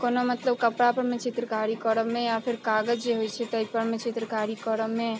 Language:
Maithili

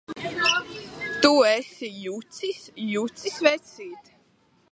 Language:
Latvian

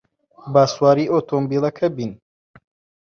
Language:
Central Kurdish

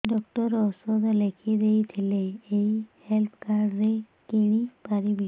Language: Odia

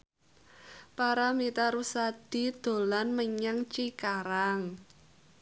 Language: Javanese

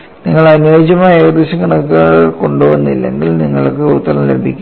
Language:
Malayalam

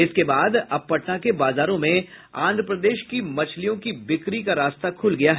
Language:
Hindi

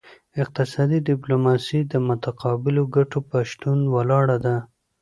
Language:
Pashto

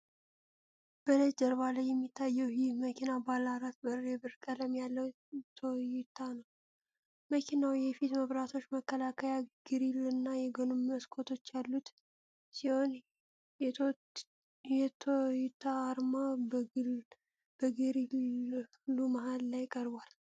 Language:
Amharic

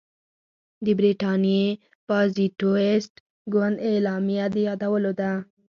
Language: Pashto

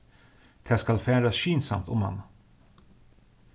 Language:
Faroese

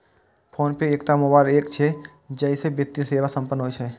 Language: Maithili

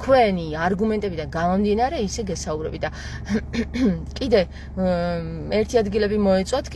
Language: Arabic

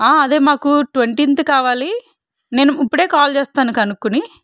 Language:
Telugu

